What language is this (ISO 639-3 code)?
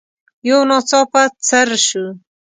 pus